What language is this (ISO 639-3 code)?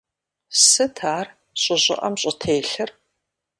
kbd